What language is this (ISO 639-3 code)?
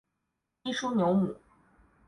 zho